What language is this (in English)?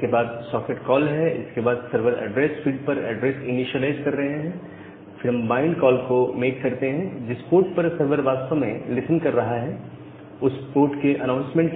Hindi